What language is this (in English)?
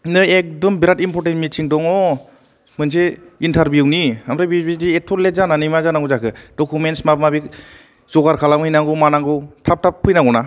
Bodo